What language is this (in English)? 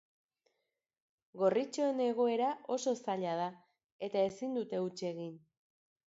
Basque